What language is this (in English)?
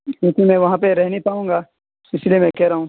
Urdu